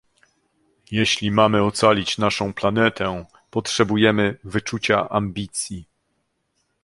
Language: Polish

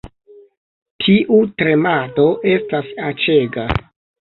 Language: Esperanto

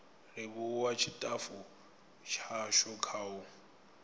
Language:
Venda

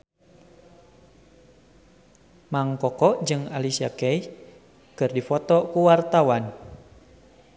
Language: Sundanese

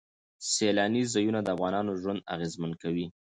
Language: Pashto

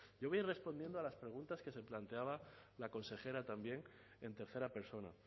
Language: Spanish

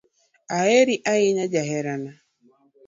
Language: Luo (Kenya and Tanzania)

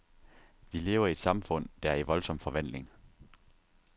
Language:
Danish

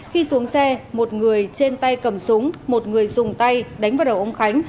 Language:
Vietnamese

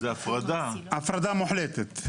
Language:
Hebrew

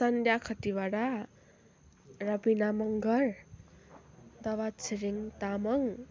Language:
Nepali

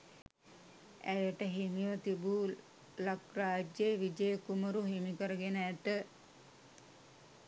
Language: Sinhala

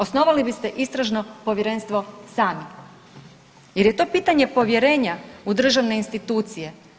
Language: Croatian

